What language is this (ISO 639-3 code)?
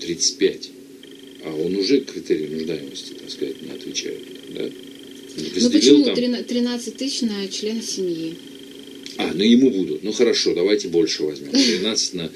rus